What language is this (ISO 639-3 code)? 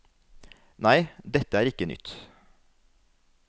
nor